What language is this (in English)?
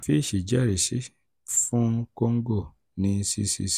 Yoruba